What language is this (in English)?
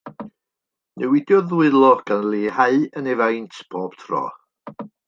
Welsh